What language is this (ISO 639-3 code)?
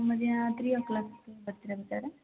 kan